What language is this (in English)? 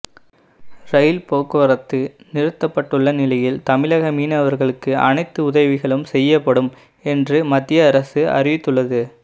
Tamil